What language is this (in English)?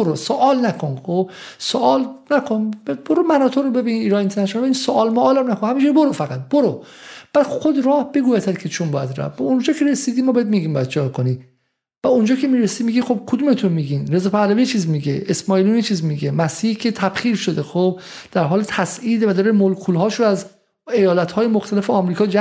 Persian